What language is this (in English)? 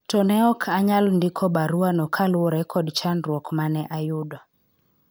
Luo (Kenya and Tanzania)